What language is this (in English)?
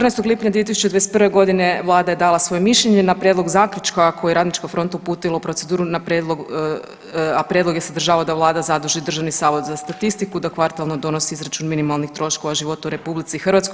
Croatian